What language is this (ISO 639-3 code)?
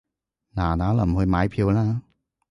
yue